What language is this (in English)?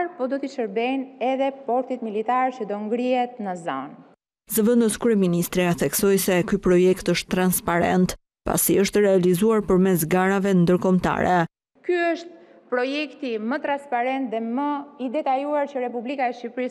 Romanian